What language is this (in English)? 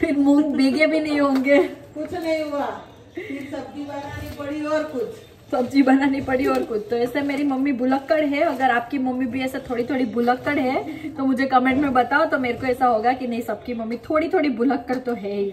Hindi